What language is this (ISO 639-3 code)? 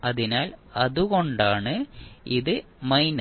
mal